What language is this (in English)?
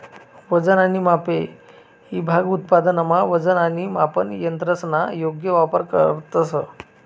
Marathi